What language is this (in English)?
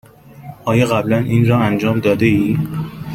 Persian